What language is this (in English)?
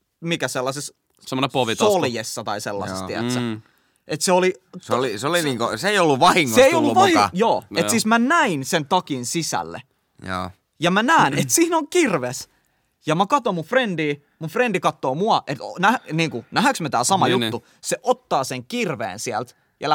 Finnish